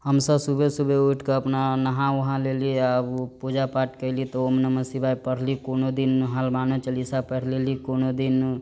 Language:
Maithili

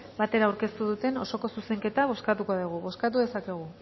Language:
Basque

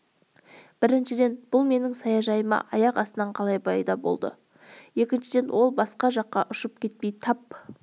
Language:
Kazakh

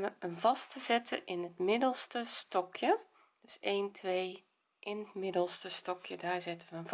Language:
Dutch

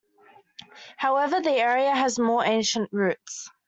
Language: English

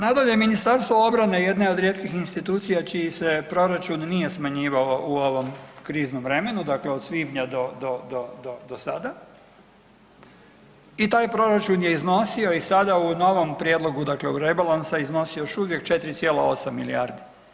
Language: Croatian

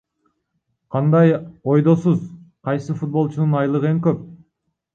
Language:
Kyrgyz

